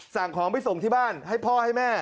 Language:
Thai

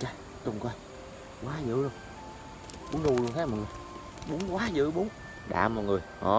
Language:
Vietnamese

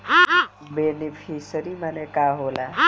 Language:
Bhojpuri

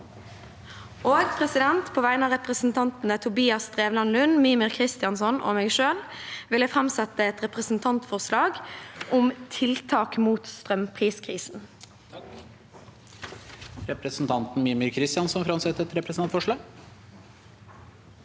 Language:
Norwegian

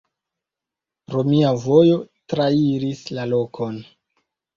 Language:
Esperanto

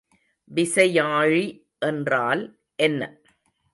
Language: Tamil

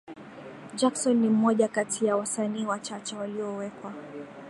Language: Swahili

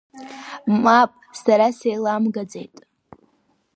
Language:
Abkhazian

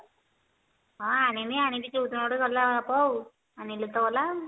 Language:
Odia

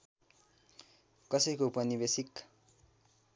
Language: Nepali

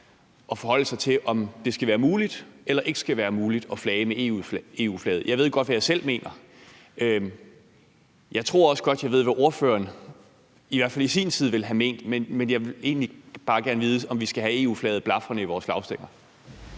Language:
Danish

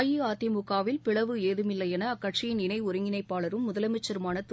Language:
Tamil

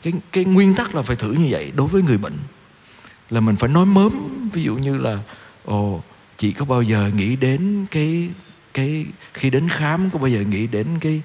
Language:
Vietnamese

